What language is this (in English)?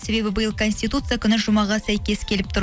Kazakh